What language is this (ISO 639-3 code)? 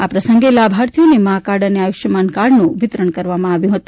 guj